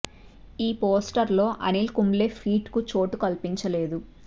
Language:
Telugu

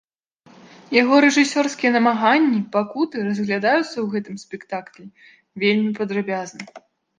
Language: Belarusian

